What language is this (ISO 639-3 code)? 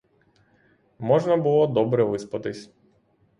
ukr